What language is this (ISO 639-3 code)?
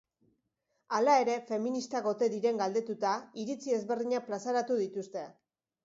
eus